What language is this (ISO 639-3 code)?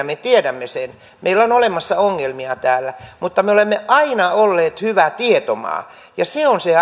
fin